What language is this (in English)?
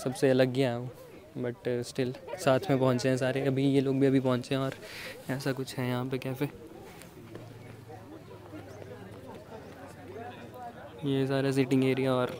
Hindi